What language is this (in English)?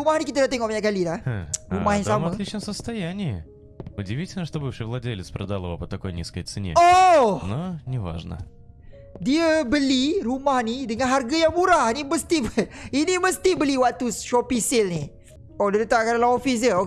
Malay